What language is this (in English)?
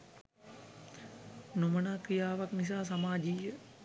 Sinhala